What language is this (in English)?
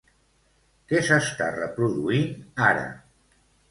Catalan